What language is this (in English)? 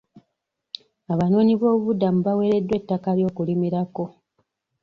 Ganda